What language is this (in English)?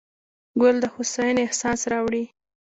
Pashto